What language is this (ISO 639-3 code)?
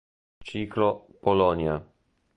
ita